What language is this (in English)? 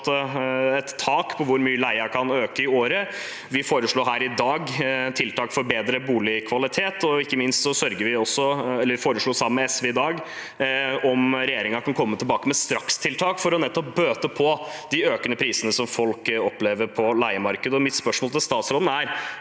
Norwegian